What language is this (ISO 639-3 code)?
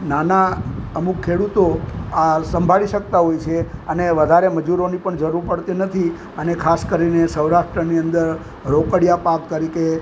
guj